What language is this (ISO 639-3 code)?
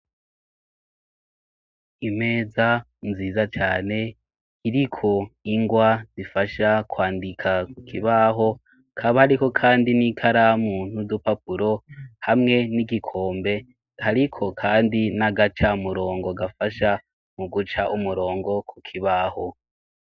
run